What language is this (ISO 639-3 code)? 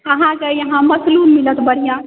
mai